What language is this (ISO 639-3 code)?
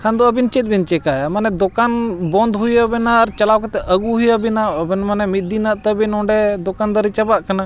sat